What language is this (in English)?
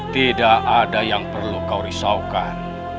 Indonesian